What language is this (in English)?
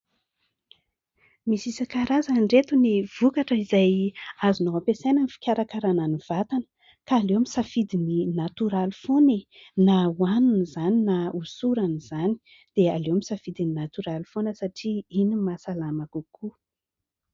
Malagasy